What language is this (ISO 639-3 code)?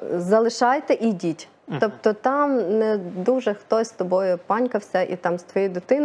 ukr